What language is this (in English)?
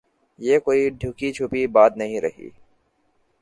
Urdu